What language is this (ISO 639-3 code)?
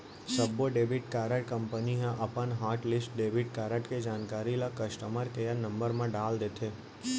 hne